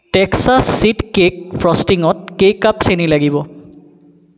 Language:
Assamese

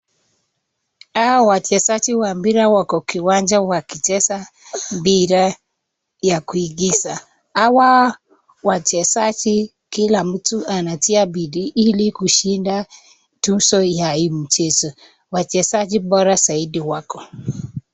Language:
Swahili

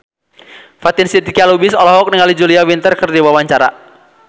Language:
Sundanese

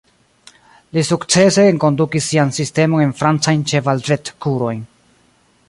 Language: Esperanto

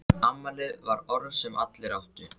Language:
Icelandic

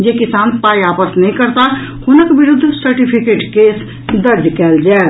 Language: Maithili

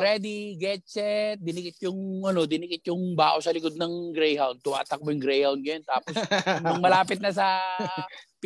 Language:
Filipino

